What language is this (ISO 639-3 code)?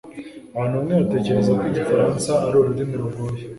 kin